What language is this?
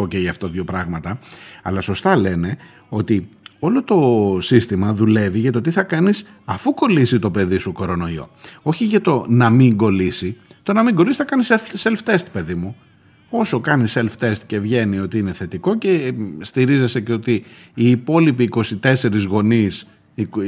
Greek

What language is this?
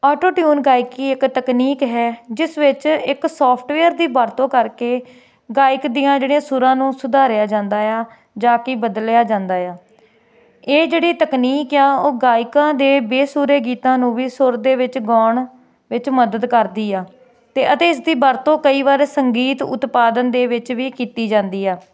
Punjabi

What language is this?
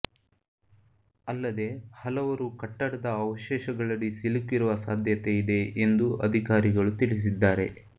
Kannada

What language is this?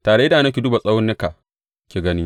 Hausa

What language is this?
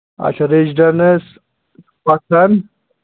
Kashmiri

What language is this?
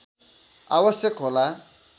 Nepali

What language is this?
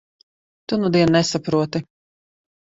Latvian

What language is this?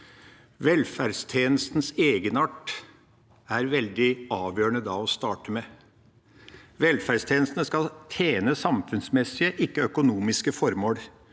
Norwegian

